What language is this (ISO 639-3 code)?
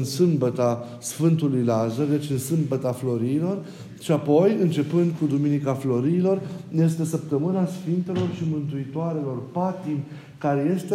ron